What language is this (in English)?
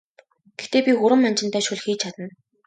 Mongolian